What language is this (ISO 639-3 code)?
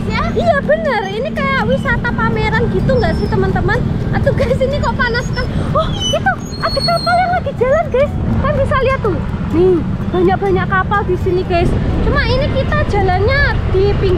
ind